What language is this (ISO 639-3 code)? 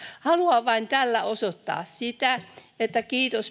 fin